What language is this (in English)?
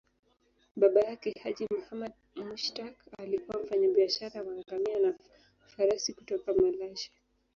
Swahili